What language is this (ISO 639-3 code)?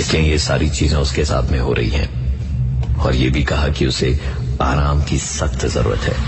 hin